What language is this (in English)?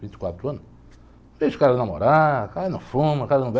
Portuguese